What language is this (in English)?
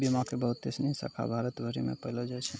Maithili